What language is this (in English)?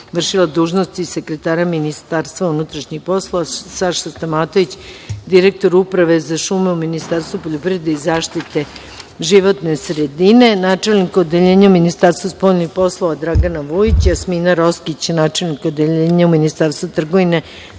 Serbian